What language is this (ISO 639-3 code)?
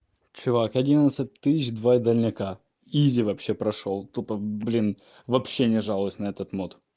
rus